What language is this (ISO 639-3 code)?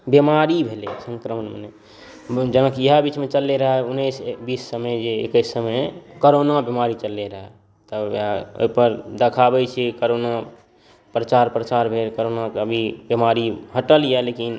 mai